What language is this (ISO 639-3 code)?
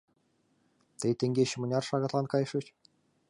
chm